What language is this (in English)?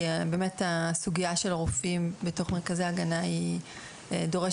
Hebrew